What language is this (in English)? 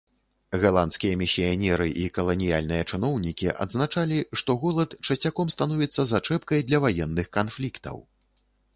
Belarusian